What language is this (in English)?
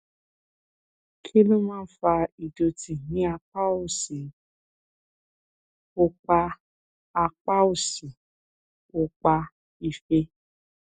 Yoruba